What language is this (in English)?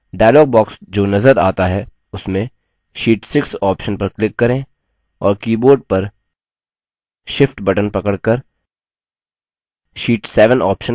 Hindi